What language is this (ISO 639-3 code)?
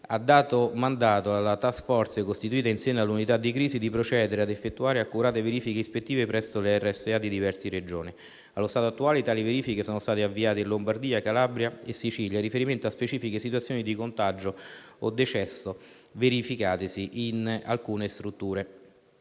ita